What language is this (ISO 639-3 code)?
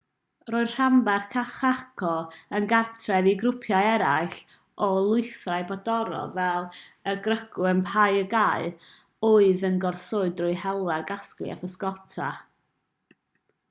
cym